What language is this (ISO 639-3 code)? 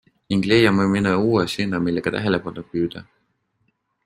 est